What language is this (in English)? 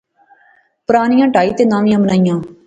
Pahari-Potwari